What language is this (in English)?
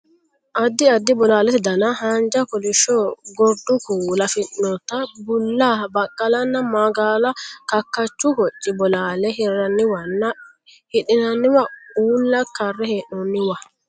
Sidamo